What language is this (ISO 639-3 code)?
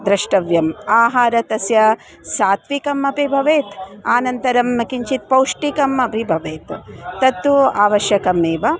san